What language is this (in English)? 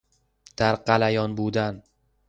Persian